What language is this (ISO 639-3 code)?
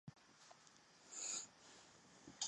zho